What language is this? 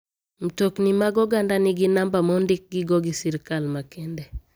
Luo (Kenya and Tanzania)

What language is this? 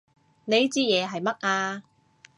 Cantonese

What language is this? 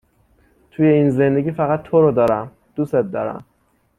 Persian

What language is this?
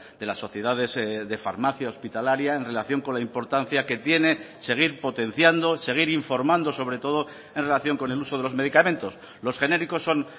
Spanish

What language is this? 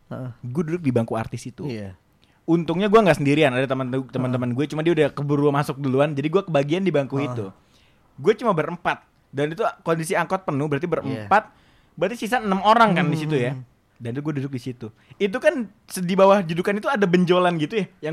Indonesian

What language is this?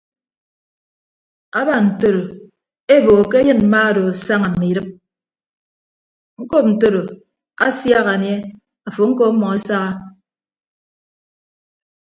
Ibibio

